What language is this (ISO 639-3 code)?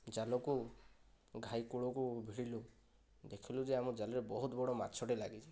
ori